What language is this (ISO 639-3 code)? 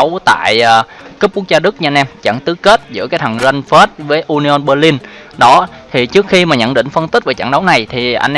vie